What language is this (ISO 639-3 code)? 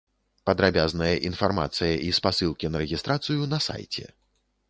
bel